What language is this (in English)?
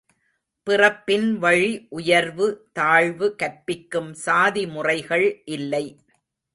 Tamil